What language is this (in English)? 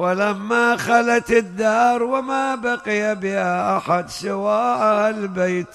Arabic